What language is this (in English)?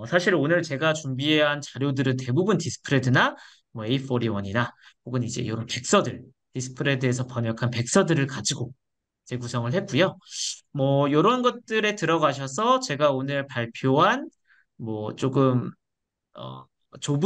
Korean